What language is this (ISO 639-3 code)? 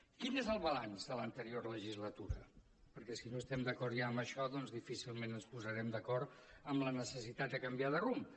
cat